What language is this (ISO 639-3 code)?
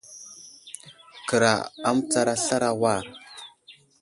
udl